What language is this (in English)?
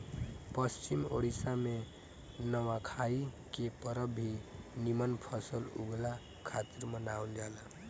Bhojpuri